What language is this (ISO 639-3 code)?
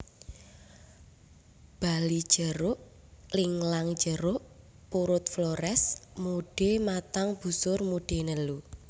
jav